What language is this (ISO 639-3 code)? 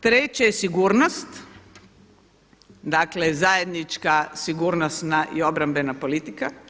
hrv